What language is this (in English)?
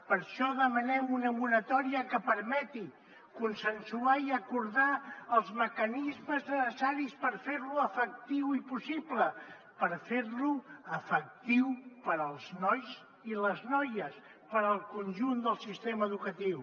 Catalan